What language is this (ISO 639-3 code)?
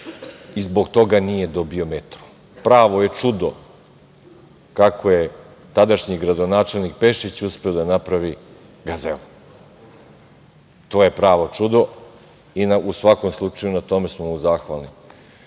srp